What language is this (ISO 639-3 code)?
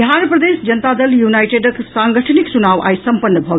mai